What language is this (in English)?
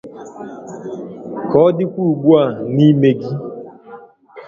Igbo